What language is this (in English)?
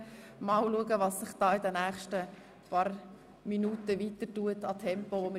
Swiss German